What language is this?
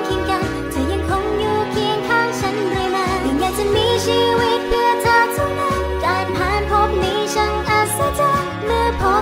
Thai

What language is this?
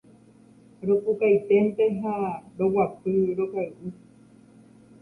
Guarani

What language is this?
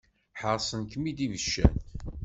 Kabyle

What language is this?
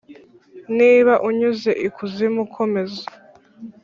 Kinyarwanda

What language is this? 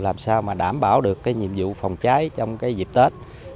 Vietnamese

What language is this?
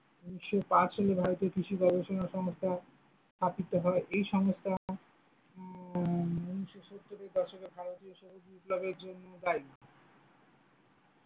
Bangla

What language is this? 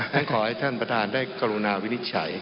Thai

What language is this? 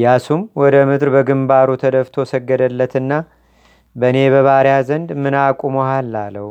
Amharic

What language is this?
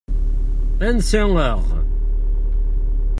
Kabyle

